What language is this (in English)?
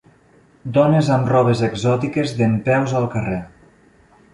Catalan